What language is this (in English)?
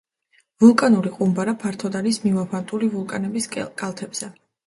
Georgian